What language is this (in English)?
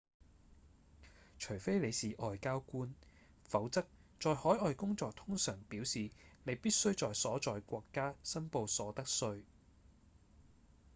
Cantonese